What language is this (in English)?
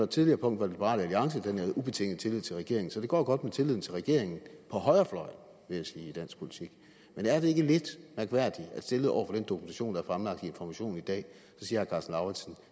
Danish